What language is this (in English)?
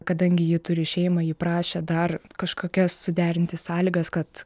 Lithuanian